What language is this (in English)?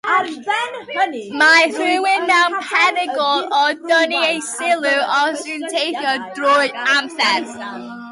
Welsh